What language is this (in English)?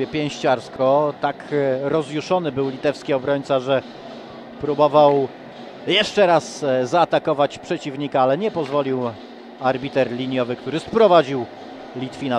Polish